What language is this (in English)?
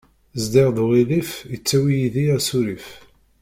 Kabyle